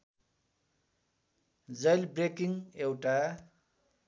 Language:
Nepali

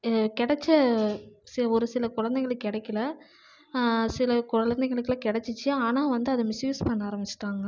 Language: Tamil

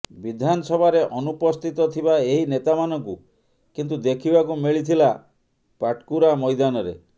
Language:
Odia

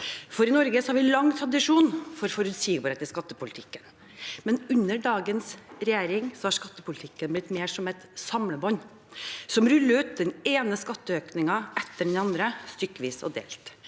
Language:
Norwegian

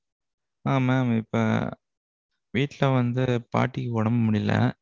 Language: Tamil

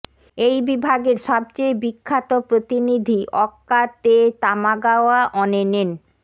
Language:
Bangla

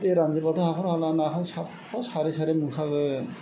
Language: Bodo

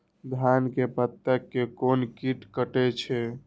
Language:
Maithili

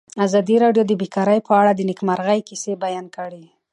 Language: Pashto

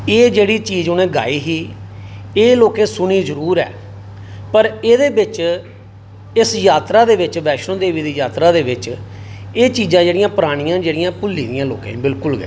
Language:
Dogri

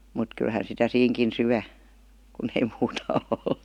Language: Finnish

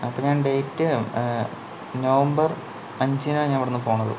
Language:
Malayalam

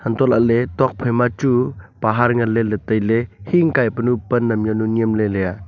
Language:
Wancho Naga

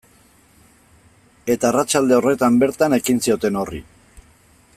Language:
Basque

